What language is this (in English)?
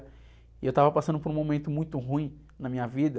Portuguese